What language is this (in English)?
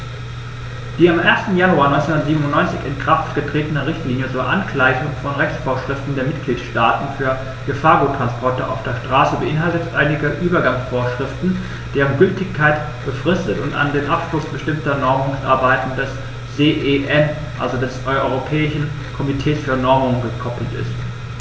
German